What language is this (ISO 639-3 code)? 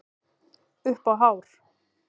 isl